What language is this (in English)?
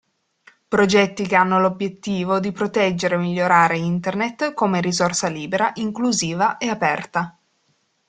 Italian